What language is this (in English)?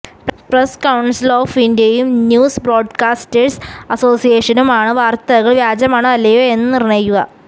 Malayalam